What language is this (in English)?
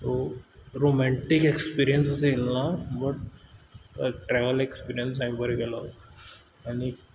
Konkani